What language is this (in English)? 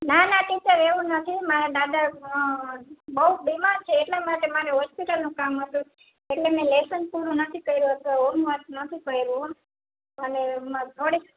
Gujarati